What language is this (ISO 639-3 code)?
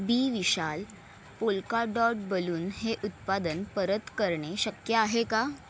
mar